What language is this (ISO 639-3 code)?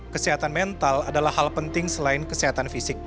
ind